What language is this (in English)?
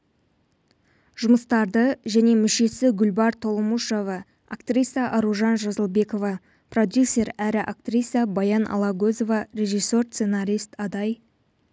Kazakh